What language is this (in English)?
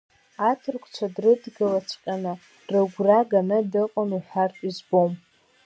Abkhazian